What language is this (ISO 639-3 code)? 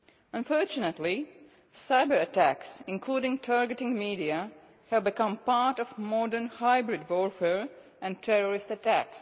eng